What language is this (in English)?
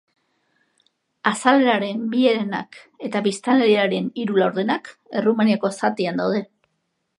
Basque